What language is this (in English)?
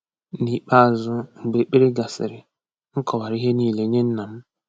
Igbo